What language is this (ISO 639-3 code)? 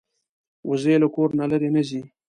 pus